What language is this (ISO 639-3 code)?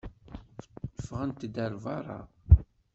kab